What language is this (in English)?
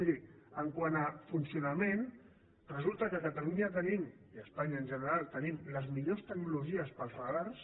Catalan